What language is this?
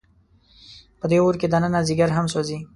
Pashto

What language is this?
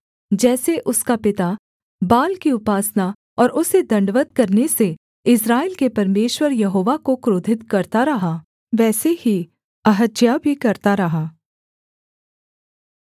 Hindi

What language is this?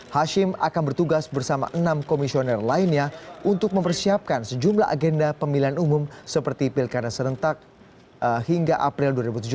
Indonesian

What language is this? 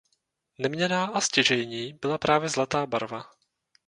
Czech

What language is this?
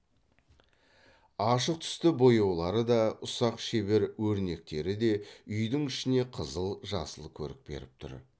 Kazakh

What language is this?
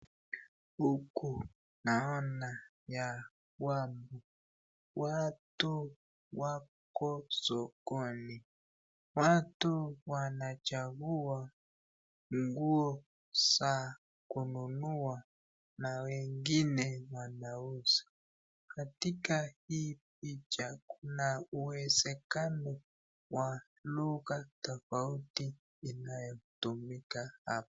Swahili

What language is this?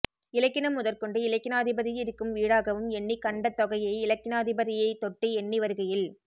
Tamil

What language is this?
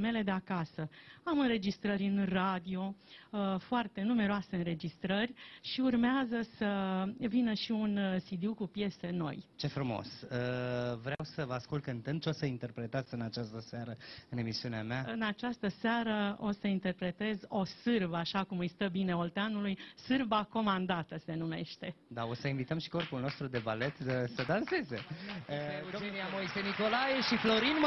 Romanian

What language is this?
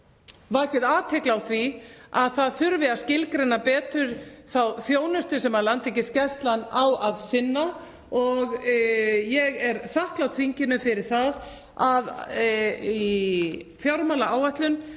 Icelandic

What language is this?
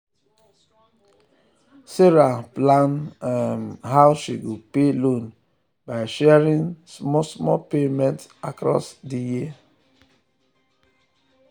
Nigerian Pidgin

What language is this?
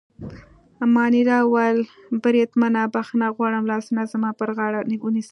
Pashto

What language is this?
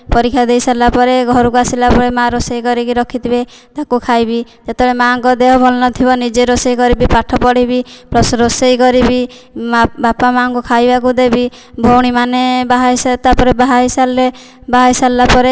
Odia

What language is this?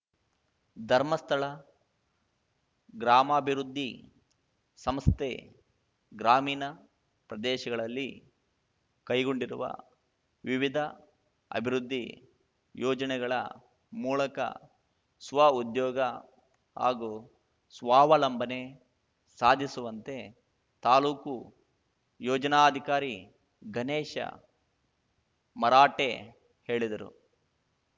Kannada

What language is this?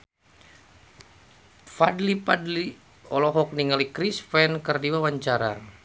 Sundanese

